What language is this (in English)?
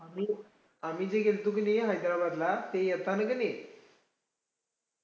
Marathi